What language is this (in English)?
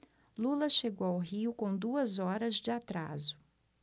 Portuguese